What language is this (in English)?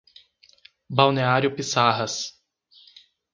Portuguese